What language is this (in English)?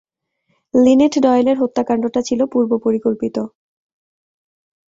Bangla